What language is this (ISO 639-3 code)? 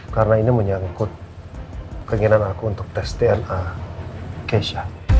ind